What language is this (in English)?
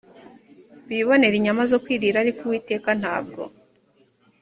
Kinyarwanda